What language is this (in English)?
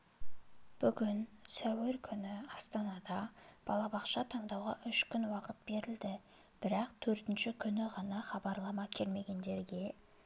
Kazakh